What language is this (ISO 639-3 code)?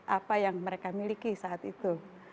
ind